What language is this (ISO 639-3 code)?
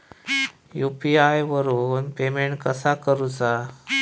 mar